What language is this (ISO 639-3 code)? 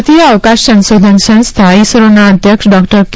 guj